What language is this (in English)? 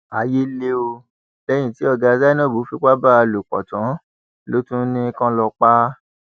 Yoruba